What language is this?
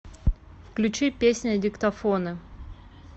Russian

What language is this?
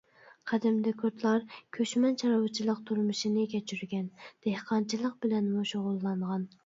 Uyghur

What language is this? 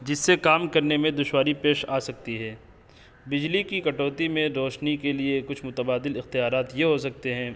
Urdu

